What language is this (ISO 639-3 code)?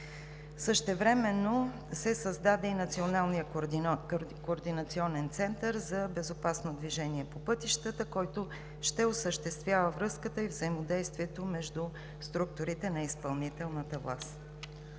bul